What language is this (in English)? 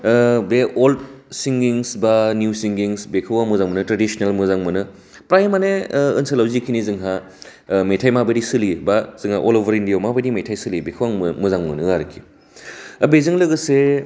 Bodo